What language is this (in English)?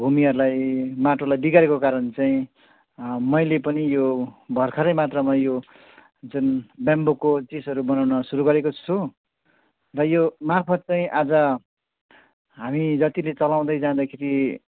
Nepali